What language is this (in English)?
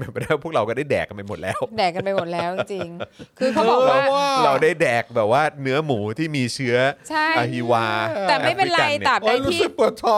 Thai